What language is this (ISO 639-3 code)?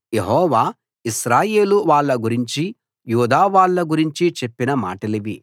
tel